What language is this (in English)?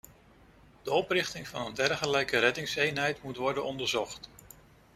Dutch